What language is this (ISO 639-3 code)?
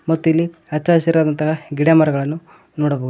kan